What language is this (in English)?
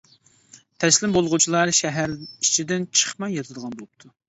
Uyghur